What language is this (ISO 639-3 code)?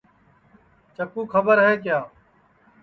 ssi